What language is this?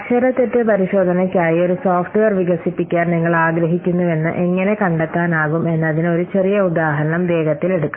Malayalam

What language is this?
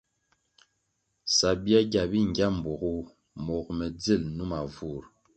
Kwasio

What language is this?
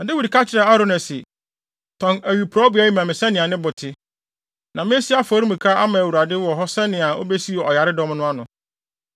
Akan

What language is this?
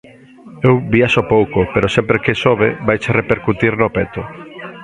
Galician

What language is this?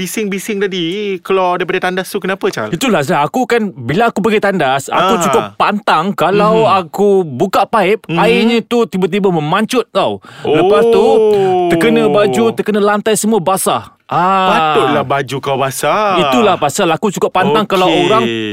Malay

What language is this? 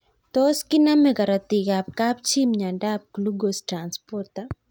Kalenjin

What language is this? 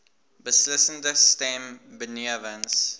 Afrikaans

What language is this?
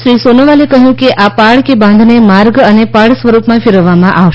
Gujarati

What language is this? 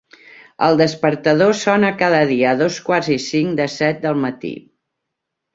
Catalan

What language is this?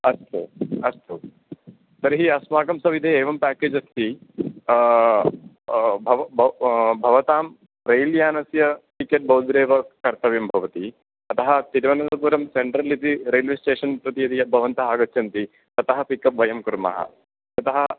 Sanskrit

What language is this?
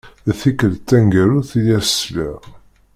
Kabyle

